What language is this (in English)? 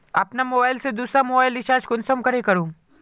Magahi